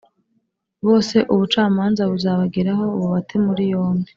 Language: Kinyarwanda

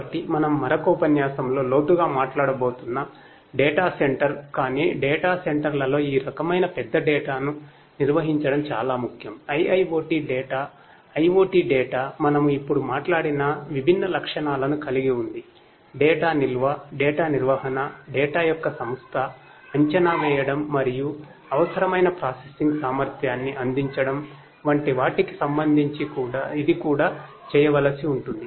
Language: Telugu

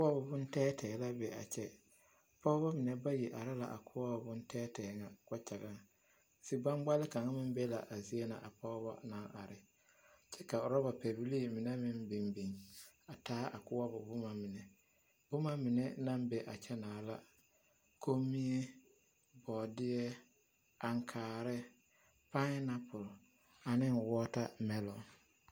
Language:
Southern Dagaare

